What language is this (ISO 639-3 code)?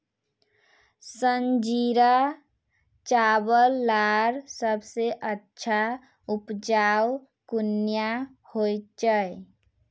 mag